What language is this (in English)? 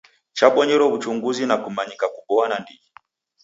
Taita